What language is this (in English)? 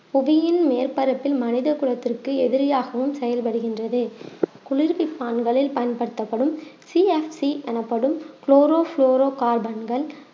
Tamil